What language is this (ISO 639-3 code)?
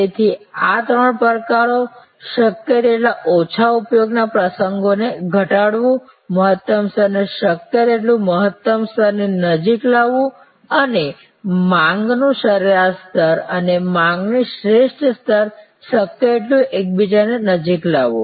guj